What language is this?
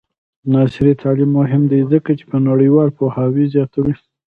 Pashto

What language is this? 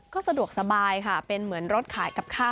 Thai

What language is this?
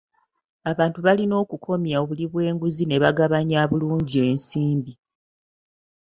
Ganda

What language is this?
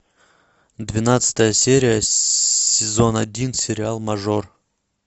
Russian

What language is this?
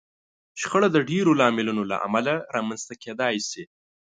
Pashto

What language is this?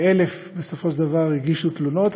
Hebrew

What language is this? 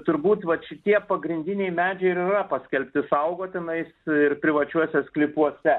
Lithuanian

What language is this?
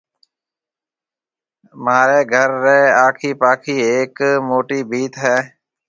Marwari (Pakistan)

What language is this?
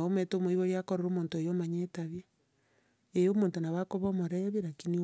Gusii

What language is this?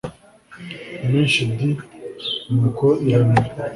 Kinyarwanda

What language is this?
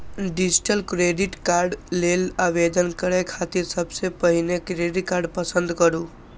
Maithili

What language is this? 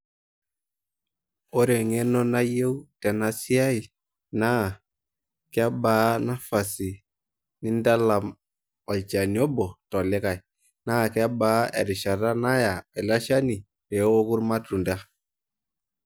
Masai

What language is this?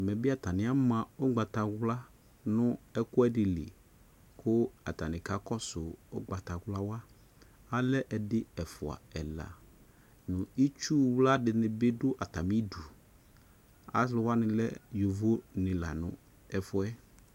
Ikposo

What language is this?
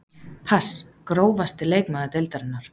Icelandic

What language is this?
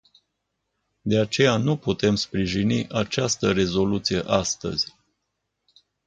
Romanian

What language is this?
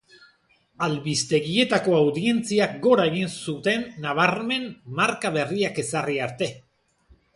Basque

